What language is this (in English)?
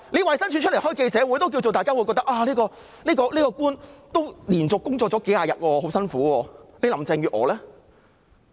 Cantonese